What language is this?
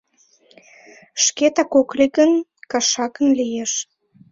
Mari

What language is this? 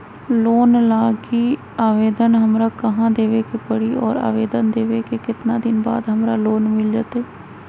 Magahi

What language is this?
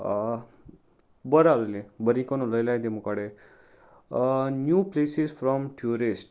Konkani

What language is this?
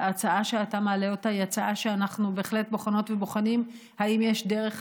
Hebrew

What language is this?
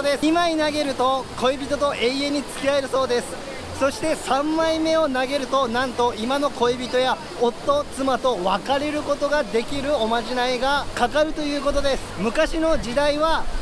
Japanese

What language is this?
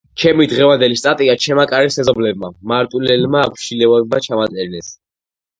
Georgian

